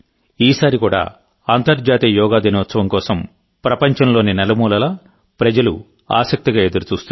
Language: Telugu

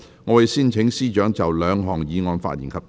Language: Cantonese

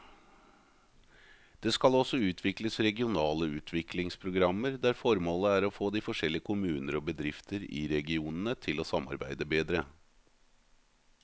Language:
Norwegian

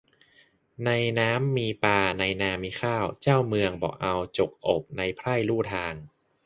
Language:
Thai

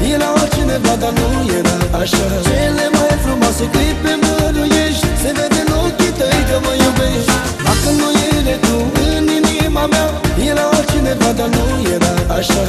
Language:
Romanian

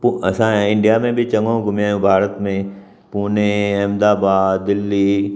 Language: Sindhi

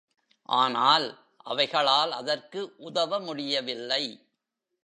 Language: Tamil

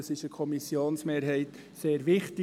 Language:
Swiss German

